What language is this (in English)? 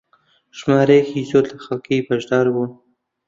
Central Kurdish